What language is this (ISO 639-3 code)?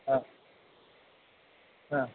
mar